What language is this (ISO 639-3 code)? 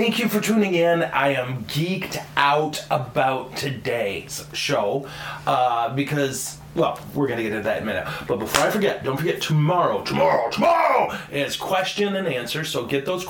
eng